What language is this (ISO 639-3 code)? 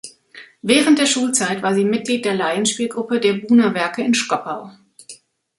deu